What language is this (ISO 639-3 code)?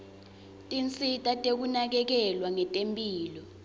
ssw